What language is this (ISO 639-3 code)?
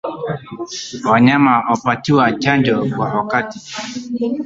swa